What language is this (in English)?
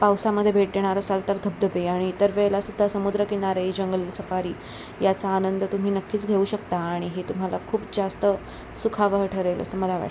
Marathi